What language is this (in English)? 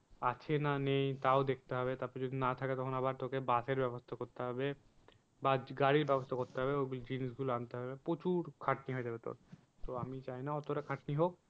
Bangla